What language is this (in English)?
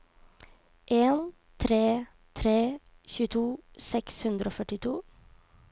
Norwegian